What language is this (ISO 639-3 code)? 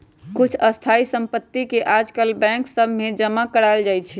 mag